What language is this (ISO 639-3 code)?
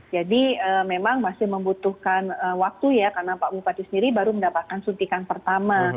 ind